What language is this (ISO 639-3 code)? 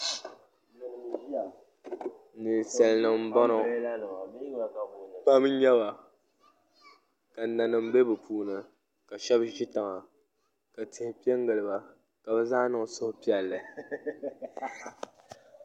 dag